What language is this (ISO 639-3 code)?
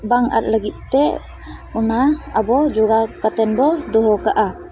sat